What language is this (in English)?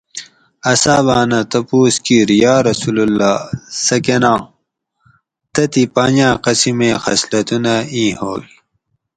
Gawri